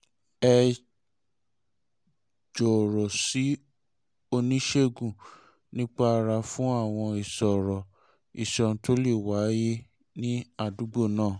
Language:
Yoruba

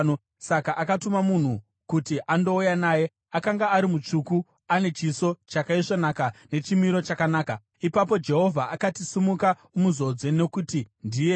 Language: Shona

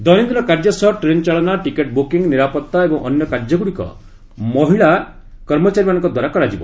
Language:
Odia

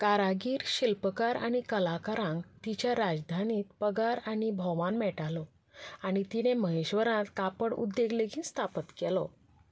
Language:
Konkani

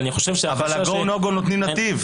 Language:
Hebrew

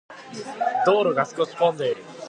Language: Japanese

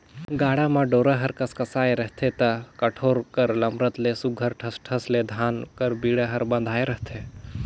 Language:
Chhattisgarhi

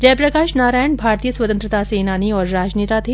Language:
Hindi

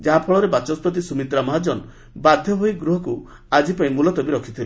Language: Odia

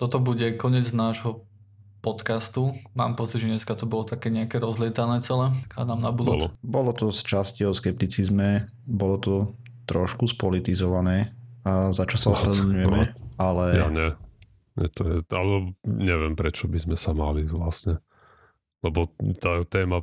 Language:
Slovak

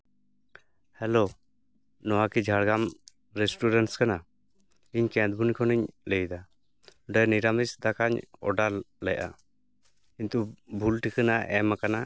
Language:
Santali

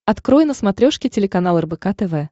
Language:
Russian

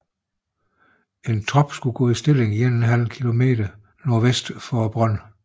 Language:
Danish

